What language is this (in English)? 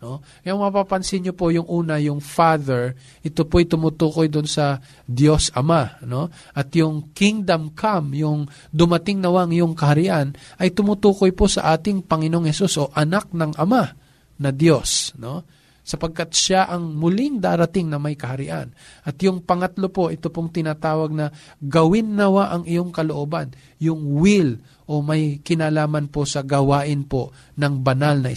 Filipino